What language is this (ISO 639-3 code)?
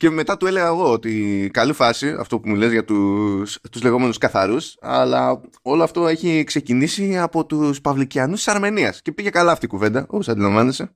ell